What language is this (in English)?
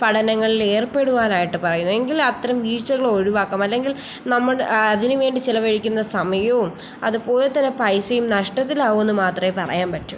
Malayalam